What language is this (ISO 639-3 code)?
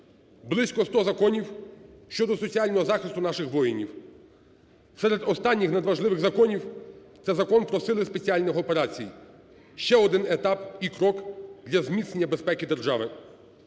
ukr